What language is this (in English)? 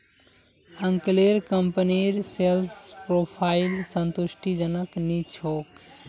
Magahi